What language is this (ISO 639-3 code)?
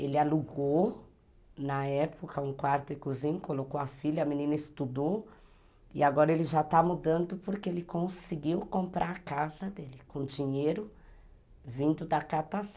por